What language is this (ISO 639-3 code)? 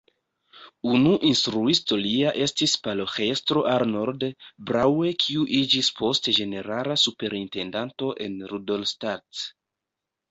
epo